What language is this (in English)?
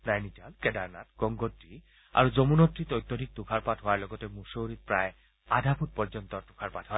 Assamese